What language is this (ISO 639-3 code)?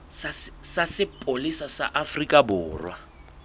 sot